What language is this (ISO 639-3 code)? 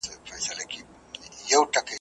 pus